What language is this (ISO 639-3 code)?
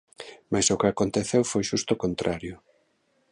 glg